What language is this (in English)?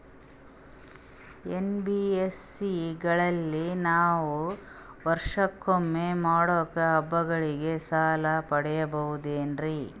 Kannada